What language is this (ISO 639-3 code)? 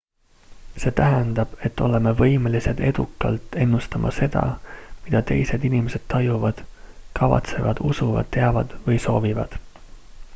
est